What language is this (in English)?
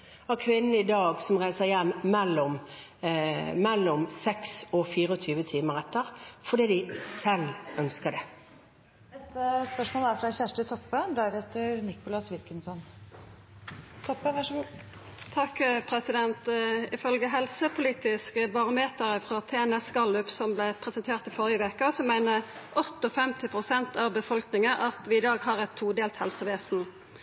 Norwegian